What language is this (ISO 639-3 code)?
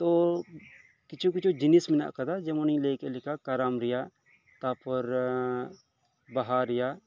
sat